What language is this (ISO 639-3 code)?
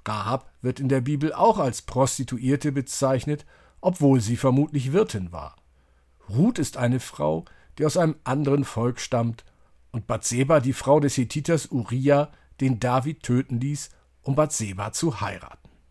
deu